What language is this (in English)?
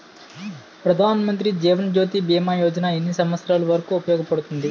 Telugu